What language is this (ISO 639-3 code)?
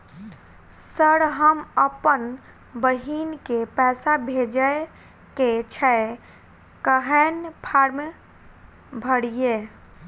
mai